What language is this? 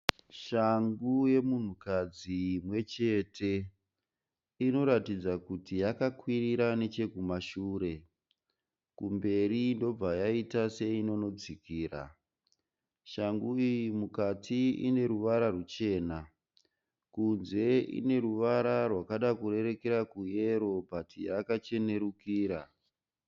Shona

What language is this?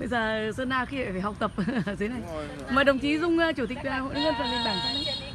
Vietnamese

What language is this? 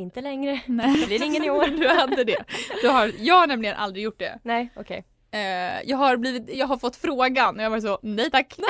Swedish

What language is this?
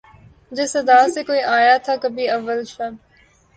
Urdu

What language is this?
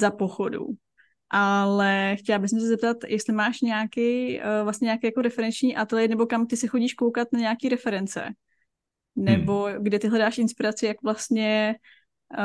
Czech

